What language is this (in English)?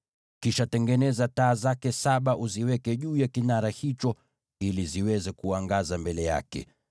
Swahili